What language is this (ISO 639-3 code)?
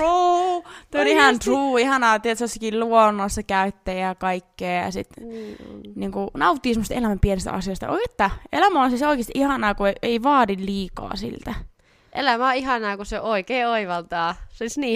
fin